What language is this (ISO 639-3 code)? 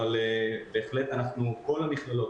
heb